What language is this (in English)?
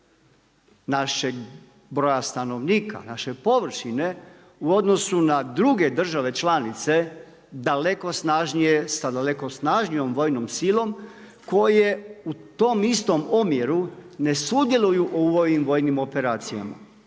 Croatian